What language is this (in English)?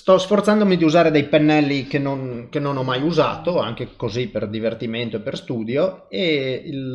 Italian